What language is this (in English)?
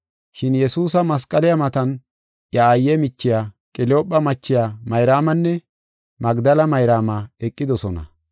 Gofa